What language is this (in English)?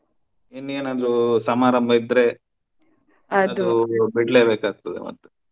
Kannada